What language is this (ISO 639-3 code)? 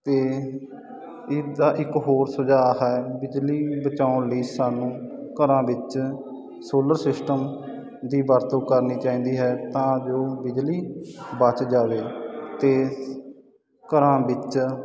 pan